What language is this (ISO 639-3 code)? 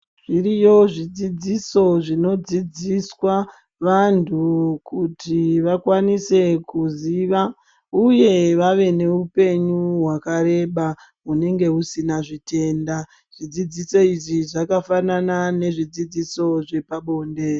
ndc